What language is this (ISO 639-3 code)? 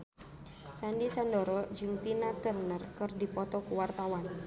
sun